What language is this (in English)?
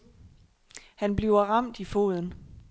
Danish